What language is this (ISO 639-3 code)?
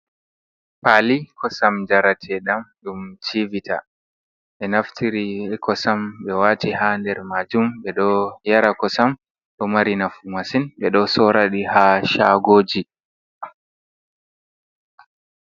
ful